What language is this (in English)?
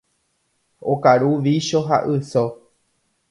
Guarani